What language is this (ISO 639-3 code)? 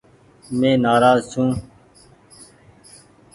gig